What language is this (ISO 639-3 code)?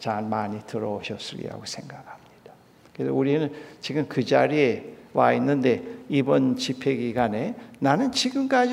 kor